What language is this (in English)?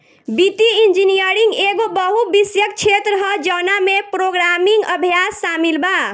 Bhojpuri